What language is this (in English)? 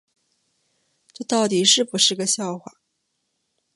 Chinese